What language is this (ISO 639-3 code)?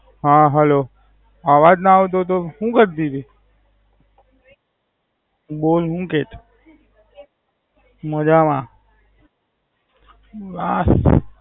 guj